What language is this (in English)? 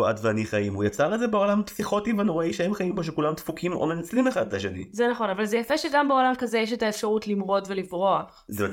Hebrew